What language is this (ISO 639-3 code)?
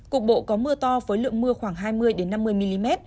vie